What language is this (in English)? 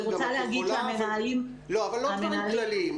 Hebrew